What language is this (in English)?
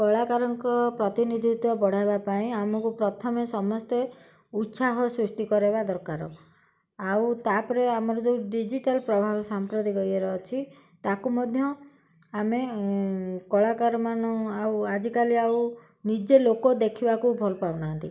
Odia